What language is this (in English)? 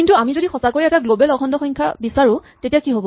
Assamese